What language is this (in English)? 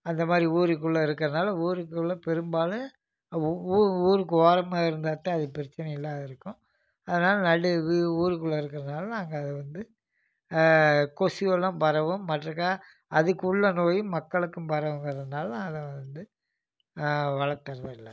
Tamil